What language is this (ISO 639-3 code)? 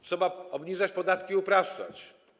pol